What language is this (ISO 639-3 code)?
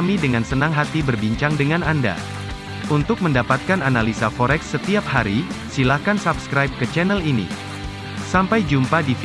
ind